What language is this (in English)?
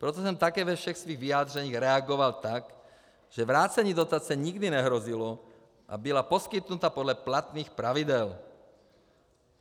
Czech